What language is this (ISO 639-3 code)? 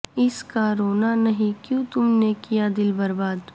urd